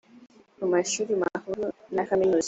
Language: Kinyarwanda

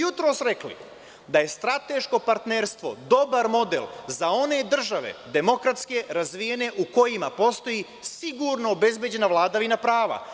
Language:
Serbian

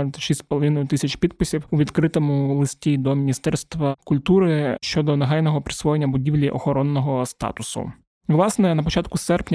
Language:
Ukrainian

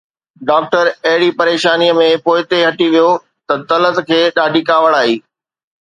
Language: Sindhi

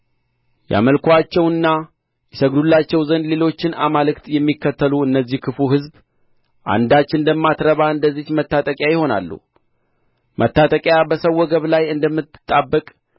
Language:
Amharic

